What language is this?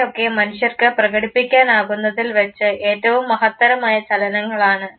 Malayalam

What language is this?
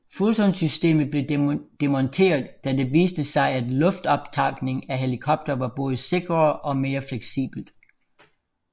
Danish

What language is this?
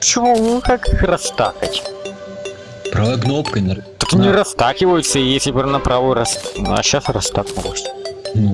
Russian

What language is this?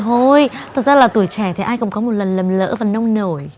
Vietnamese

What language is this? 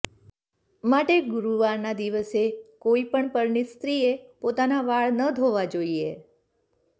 Gujarati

